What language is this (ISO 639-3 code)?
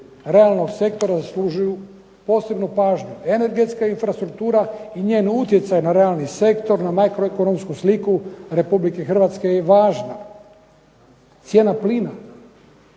hrv